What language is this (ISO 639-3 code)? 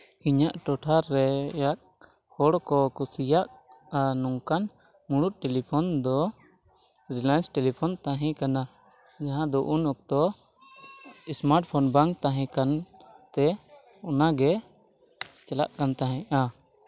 sat